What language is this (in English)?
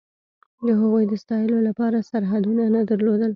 Pashto